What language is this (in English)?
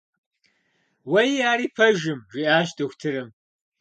Kabardian